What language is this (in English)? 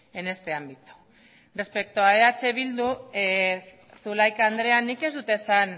Basque